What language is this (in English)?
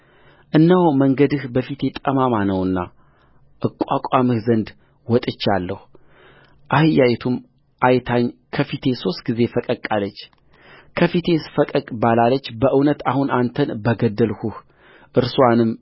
Amharic